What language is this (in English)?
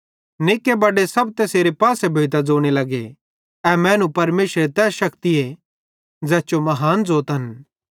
Bhadrawahi